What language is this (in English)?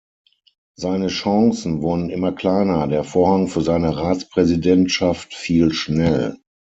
German